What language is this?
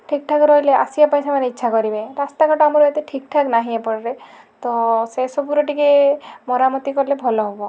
Odia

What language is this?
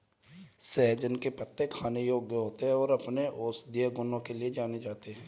Hindi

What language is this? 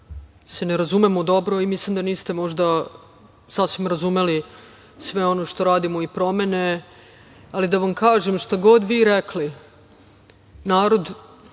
Serbian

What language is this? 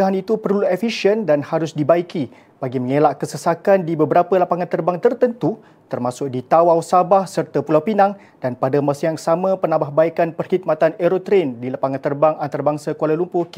Malay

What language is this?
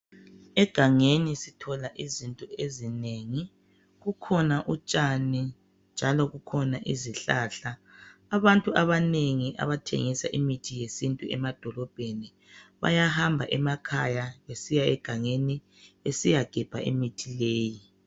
North Ndebele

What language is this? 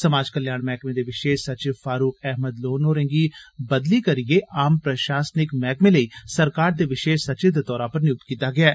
Dogri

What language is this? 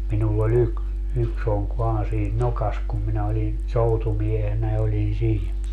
Finnish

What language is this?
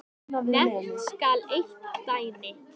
Icelandic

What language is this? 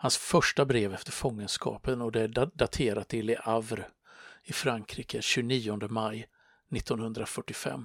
Swedish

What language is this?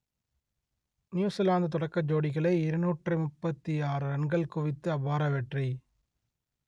Tamil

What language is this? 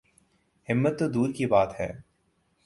Urdu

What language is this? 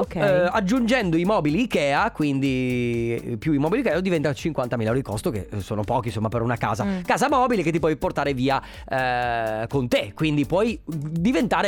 Italian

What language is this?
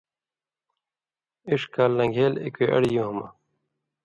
Indus Kohistani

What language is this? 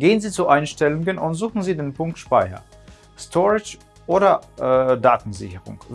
German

